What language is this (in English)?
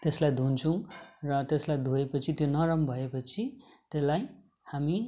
Nepali